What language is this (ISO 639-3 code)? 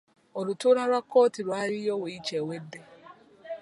lug